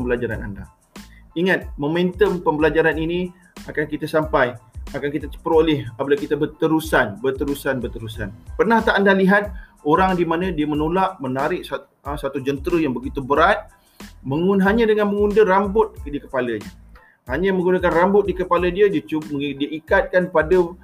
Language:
Malay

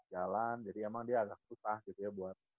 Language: Indonesian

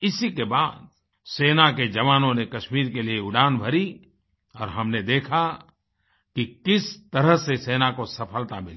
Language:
Hindi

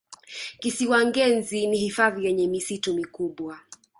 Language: Swahili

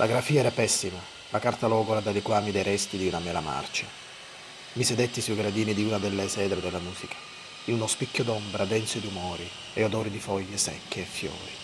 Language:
Italian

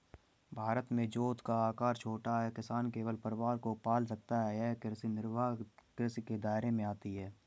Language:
Hindi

